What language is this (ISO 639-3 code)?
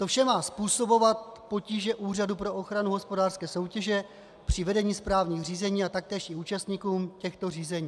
ces